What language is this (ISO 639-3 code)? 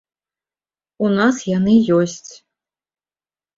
bel